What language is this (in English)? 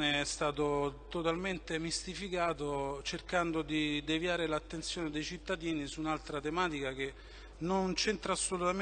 Italian